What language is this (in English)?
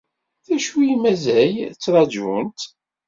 Kabyle